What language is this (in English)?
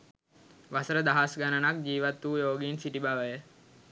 Sinhala